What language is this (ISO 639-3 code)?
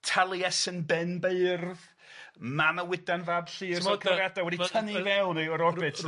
cym